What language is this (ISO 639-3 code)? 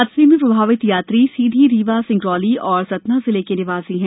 hin